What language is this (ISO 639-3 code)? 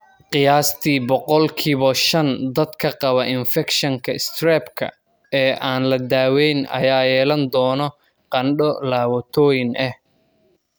som